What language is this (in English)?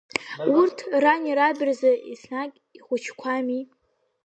Abkhazian